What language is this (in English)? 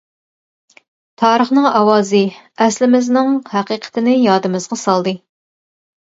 Uyghur